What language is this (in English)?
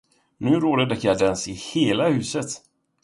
Swedish